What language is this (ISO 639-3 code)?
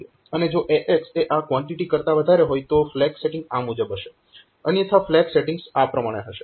guj